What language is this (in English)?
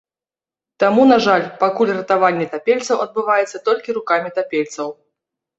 Belarusian